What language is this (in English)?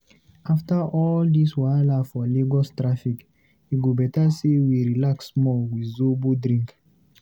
Nigerian Pidgin